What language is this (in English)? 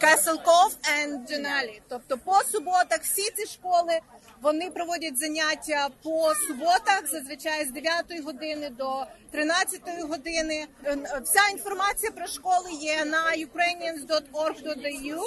Ukrainian